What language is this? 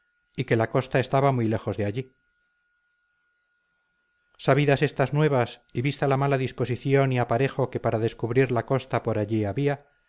Spanish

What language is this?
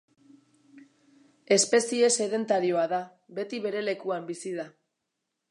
Basque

